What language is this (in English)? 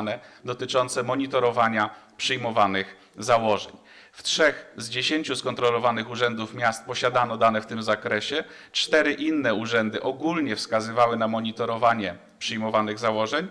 Polish